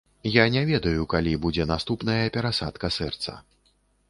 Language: Belarusian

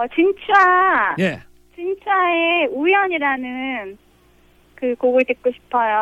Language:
Korean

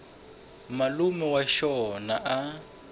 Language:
Tsonga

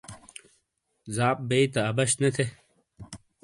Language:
Shina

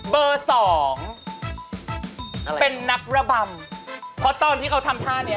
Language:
Thai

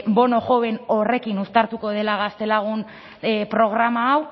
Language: Basque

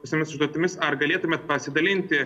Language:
Lithuanian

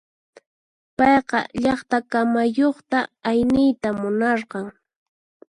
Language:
Puno Quechua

